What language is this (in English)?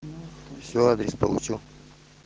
Russian